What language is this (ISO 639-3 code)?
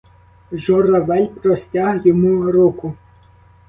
ukr